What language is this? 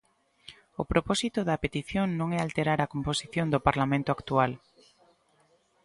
Galician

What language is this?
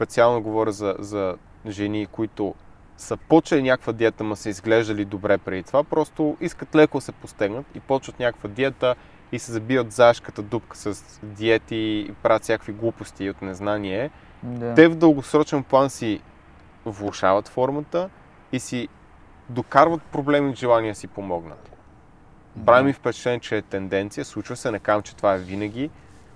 Bulgarian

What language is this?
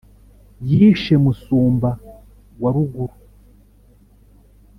Kinyarwanda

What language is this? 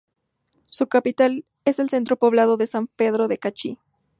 Spanish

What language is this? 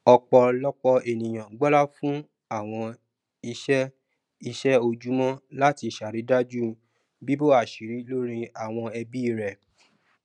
Yoruba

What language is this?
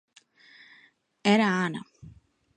Galician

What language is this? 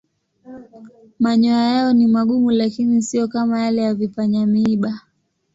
Swahili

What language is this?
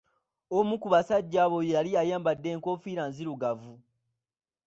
Ganda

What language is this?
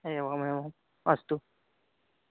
Sanskrit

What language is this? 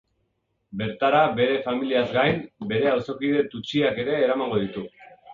Basque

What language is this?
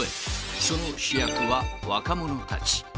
Japanese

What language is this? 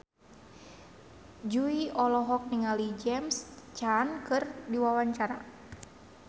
Sundanese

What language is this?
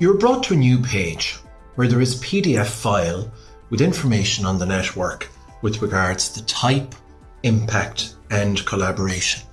English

